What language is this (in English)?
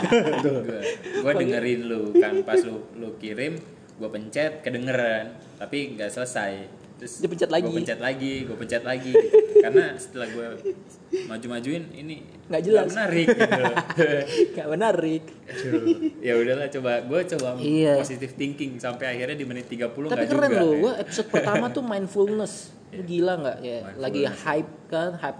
Indonesian